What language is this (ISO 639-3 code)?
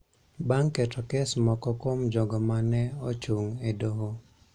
luo